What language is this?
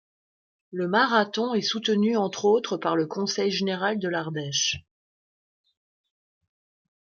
French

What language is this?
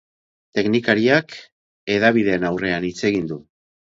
Basque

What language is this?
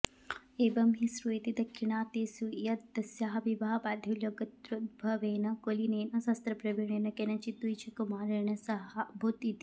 Sanskrit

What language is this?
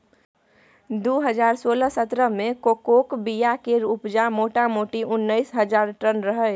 Maithili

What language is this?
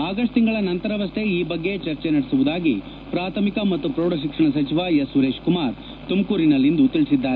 Kannada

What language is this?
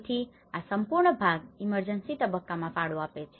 Gujarati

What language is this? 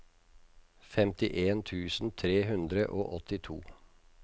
Norwegian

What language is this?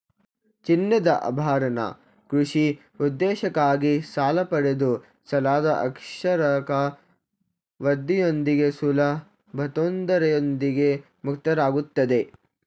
Kannada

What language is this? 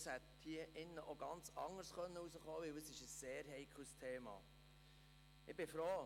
Swiss German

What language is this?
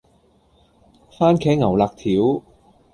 Cantonese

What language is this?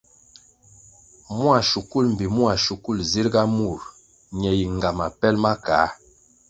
Kwasio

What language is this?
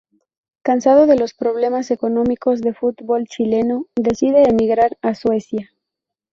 Spanish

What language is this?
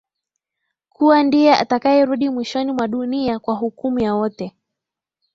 Swahili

